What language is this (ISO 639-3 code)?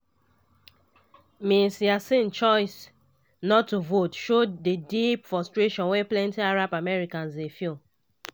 pcm